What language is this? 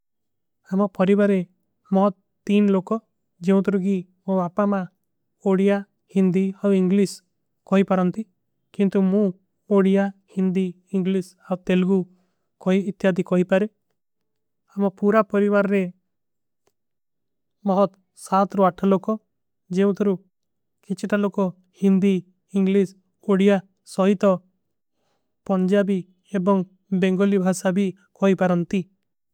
Kui (India)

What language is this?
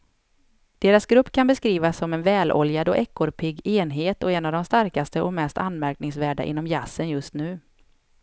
Swedish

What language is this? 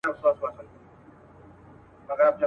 Pashto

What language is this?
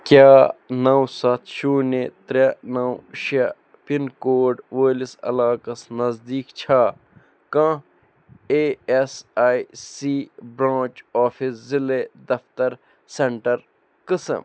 Kashmiri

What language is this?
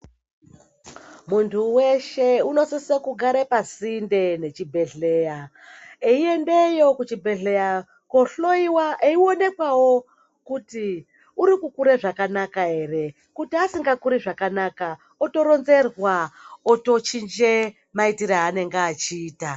Ndau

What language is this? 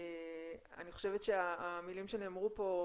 Hebrew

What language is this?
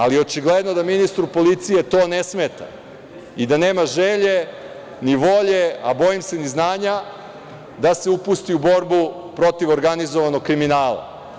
Serbian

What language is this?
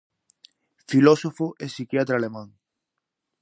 Galician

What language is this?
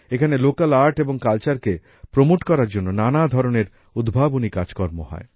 Bangla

